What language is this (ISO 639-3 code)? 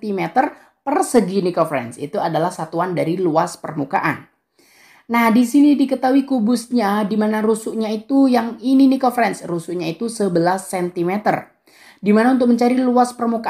ind